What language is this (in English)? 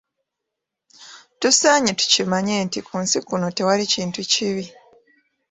Ganda